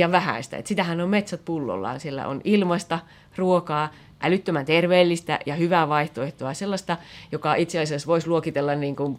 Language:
Finnish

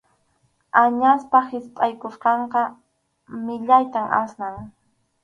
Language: Arequipa-La Unión Quechua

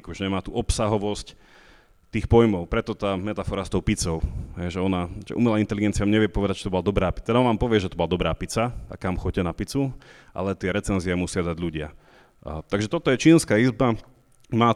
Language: Slovak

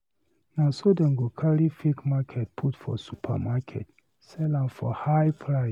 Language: Nigerian Pidgin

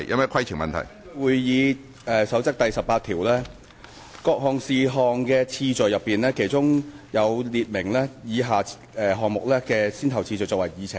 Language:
Cantonese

